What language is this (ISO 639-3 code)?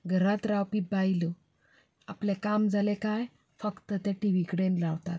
kok